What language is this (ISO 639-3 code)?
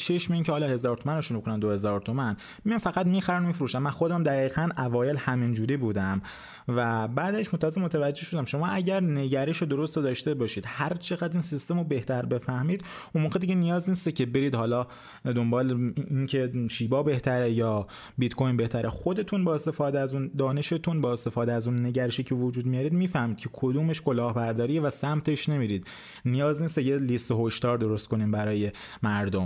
fas